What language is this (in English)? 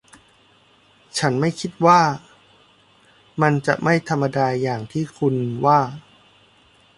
Thai